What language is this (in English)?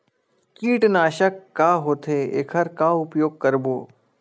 Chhattisgarhi